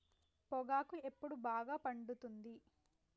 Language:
Telugu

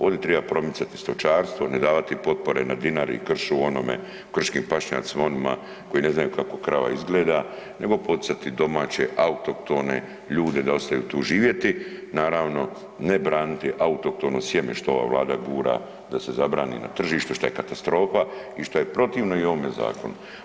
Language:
Croatian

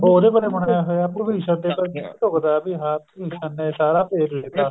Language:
Punjabi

